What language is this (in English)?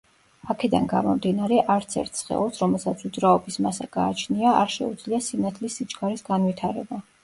Georgian